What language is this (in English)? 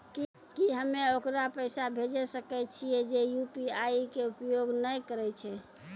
Maithili